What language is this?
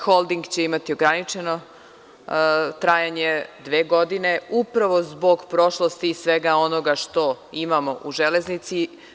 Serbian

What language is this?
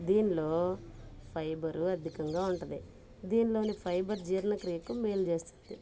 Telugu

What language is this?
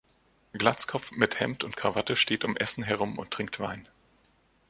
German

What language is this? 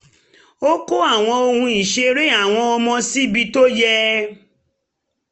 Yoruba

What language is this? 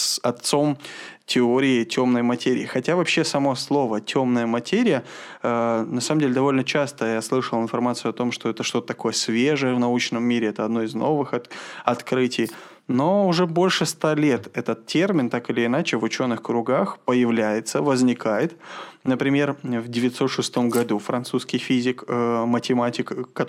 Russian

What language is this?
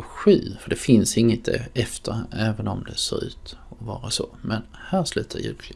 Swedish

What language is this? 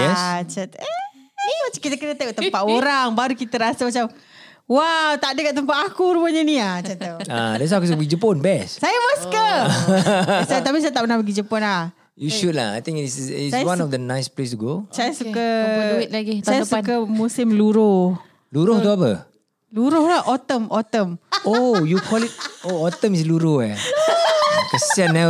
Malay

